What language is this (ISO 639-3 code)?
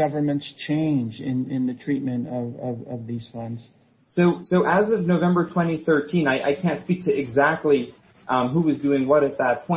eng